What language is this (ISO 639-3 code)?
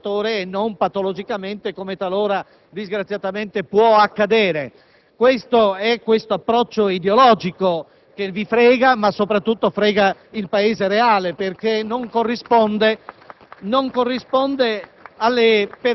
ita